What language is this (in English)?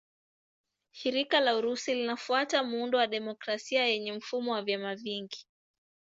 Swahili